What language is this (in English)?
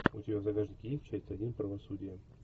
Russian